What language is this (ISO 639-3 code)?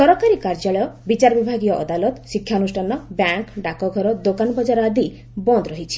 ori